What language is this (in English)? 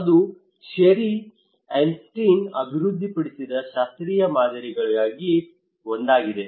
Kannada